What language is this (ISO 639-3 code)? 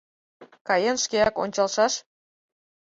chm